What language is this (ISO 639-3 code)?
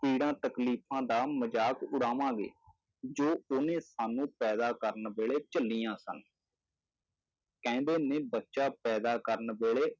pan